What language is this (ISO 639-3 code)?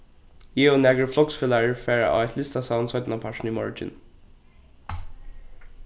fao